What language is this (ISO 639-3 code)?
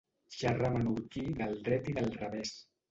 cat